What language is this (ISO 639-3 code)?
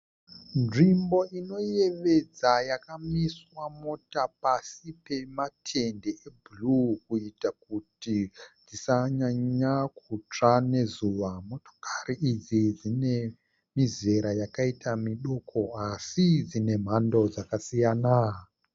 sna